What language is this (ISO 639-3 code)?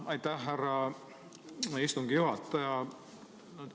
est